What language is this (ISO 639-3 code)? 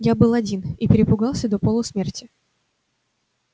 rus